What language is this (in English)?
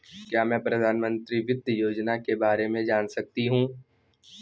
Hindi